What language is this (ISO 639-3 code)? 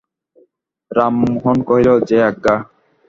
ben